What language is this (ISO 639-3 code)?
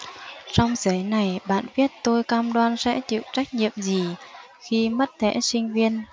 vie